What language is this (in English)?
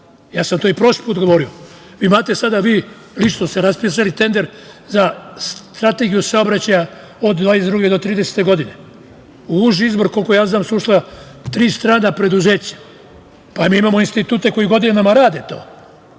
Serbian